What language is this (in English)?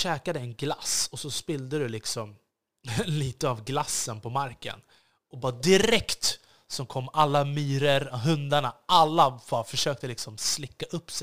Swedish